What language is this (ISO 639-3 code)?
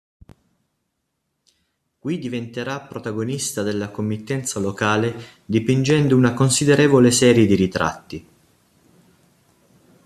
ita